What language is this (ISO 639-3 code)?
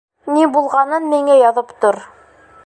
bak